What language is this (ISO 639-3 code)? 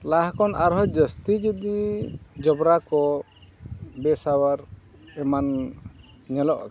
sat